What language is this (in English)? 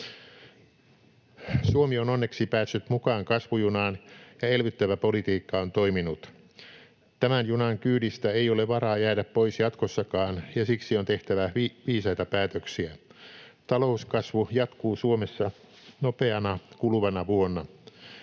Finnish